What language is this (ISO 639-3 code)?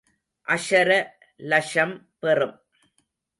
tam